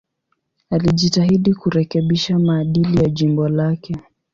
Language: Swahili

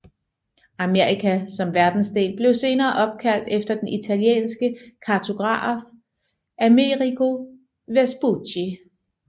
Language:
Danish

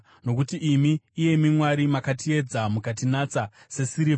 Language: Shona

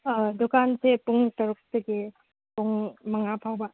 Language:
Manipuri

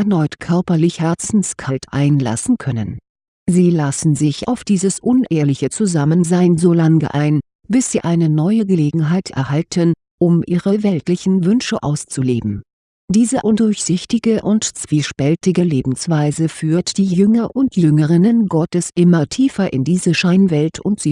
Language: German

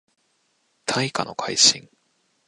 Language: Japanese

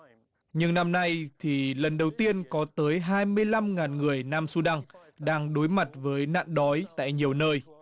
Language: Vietnamese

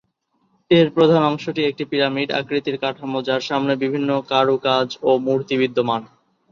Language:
Bangla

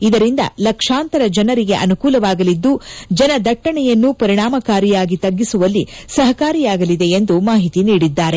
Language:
Kannada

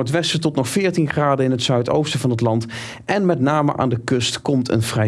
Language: Dutch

